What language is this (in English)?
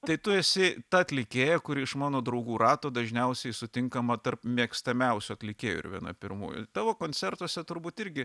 Lithuanian